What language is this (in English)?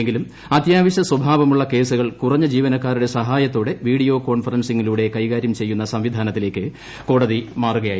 Malayalam